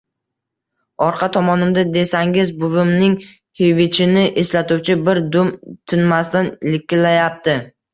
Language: Uzbek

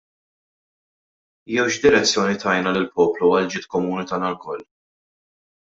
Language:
Maltese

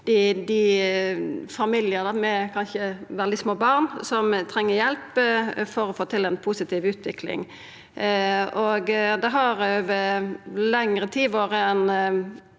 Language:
Norwegian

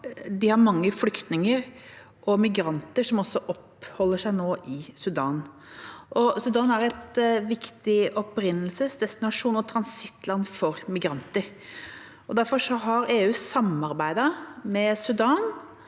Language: Norwegian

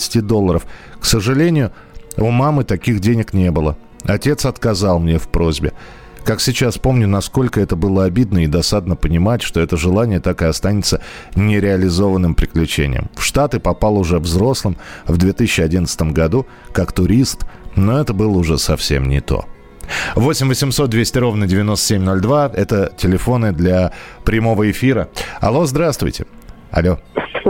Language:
Russian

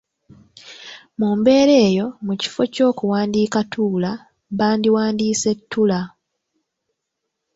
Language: Ganda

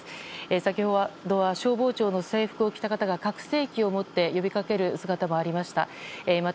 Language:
Japanese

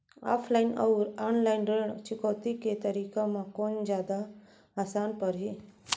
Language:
Chhattisgarhi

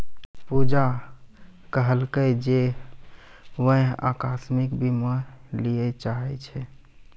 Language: Maithili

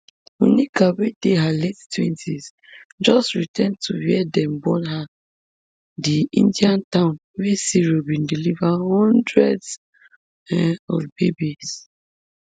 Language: Nigerian Pidgin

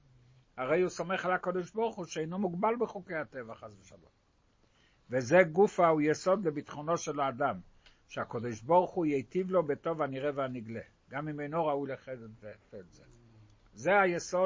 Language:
Hebrew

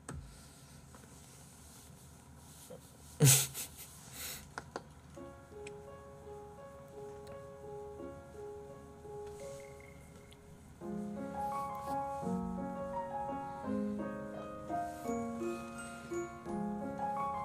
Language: Korean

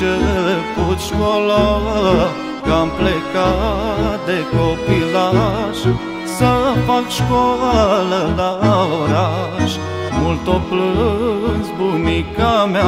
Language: Romanian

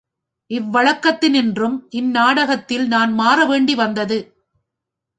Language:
Tamil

